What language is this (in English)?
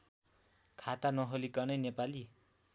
Nepali